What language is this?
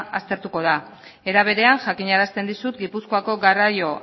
Basque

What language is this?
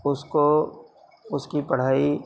Urdu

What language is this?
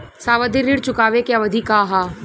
Bhojpuri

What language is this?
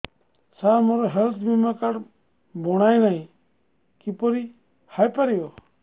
Odia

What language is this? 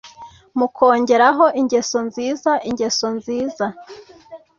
Kinyarwanda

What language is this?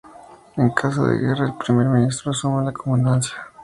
Spanish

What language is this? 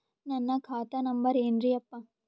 Kannada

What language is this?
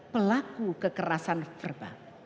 Indonesian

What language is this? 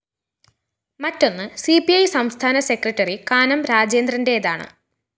Malayalam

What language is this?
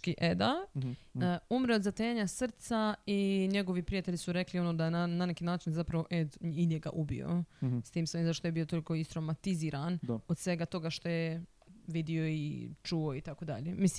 Croatian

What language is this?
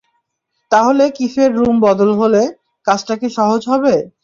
Bangla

